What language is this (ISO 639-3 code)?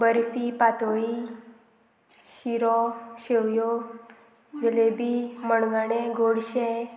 kok